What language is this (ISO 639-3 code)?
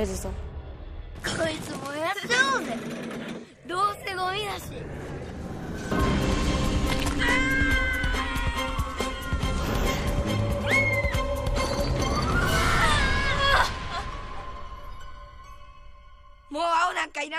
jpn